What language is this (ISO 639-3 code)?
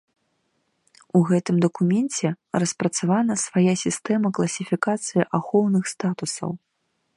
bel